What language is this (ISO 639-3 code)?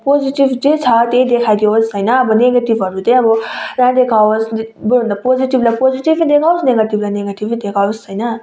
nep